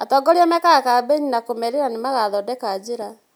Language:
Kikuyu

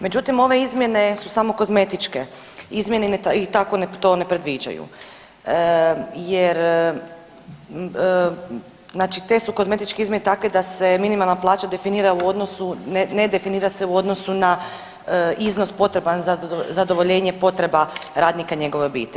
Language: Croatian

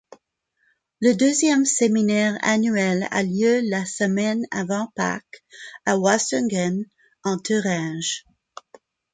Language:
French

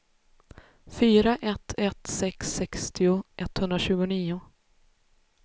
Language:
Swedish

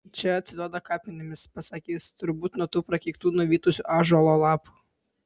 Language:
Lithuanian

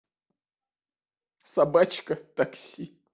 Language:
Russian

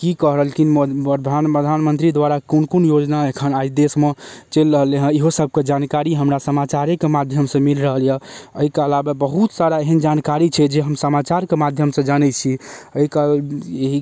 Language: Maithili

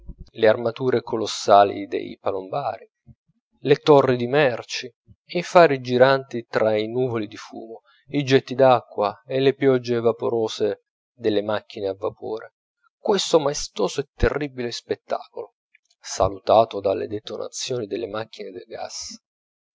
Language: Italian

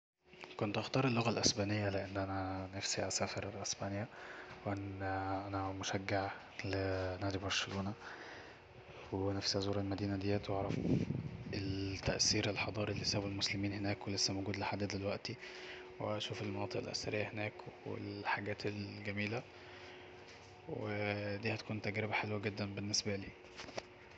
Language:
Egyptian Arabic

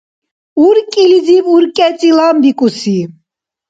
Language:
Dargwa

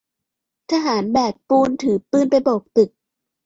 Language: Thai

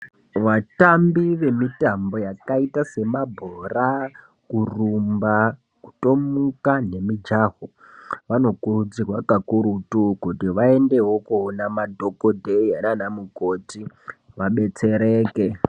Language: Ndau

